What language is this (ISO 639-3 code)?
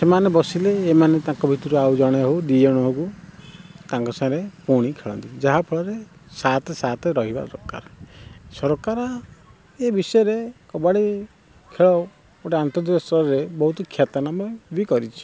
ori